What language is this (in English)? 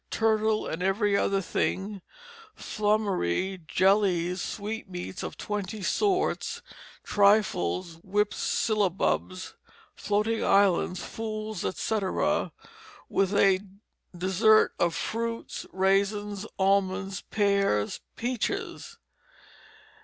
English